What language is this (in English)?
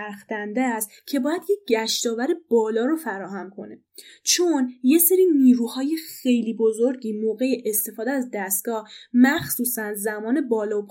Persian